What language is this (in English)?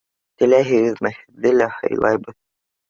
Bashkir